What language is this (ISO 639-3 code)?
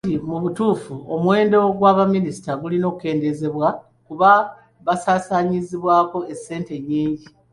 lug